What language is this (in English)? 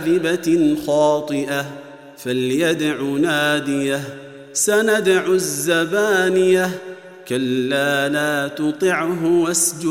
Arabic